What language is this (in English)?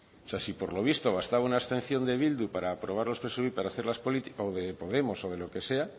Spanish